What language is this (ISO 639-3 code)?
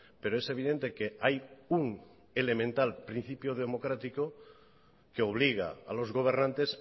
spa